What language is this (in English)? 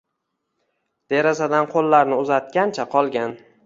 Uzbek